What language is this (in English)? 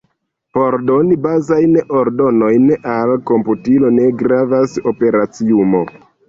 Esperanto